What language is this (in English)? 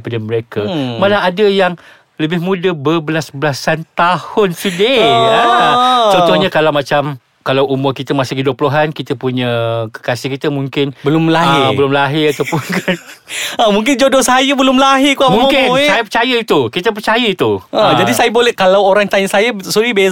Malay